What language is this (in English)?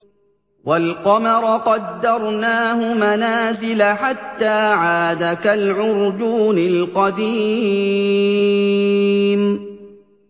Arabic